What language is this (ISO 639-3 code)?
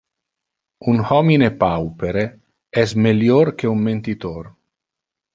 ina